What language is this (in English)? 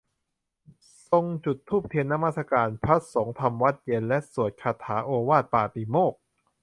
Thai